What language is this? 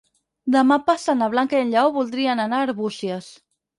Catalan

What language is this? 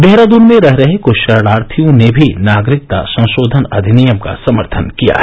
Hindi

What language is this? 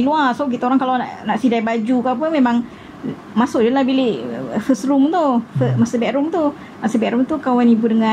Malay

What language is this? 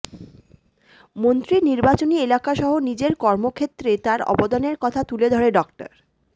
Bangla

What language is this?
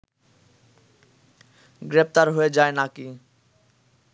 Bangla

